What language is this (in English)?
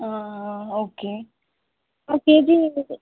Telugu